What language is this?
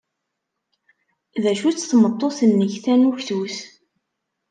Kabyle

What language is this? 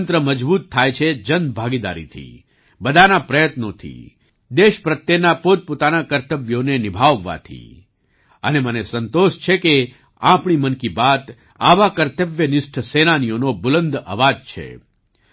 Gujarati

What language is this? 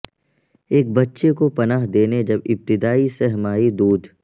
Urdu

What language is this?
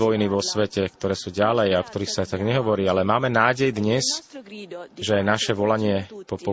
Slovak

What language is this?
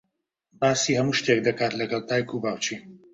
Central Kurdish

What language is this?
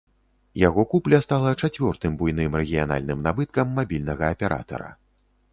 Belarusian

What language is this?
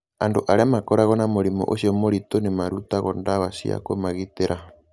Kikuyu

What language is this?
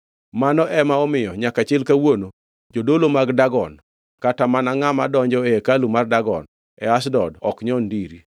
Luo (Kenya and Tanzania)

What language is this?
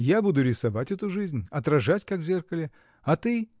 Russian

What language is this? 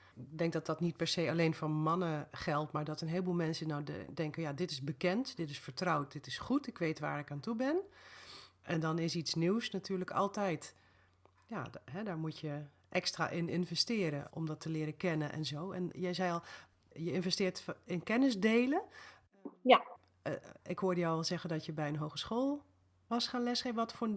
Dutch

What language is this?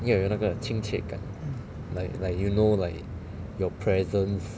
English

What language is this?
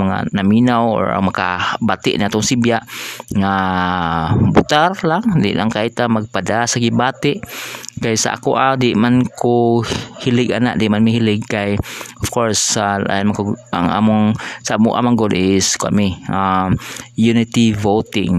Filipino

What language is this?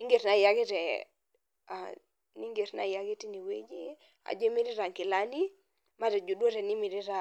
Masai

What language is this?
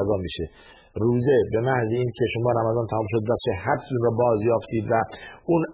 Persian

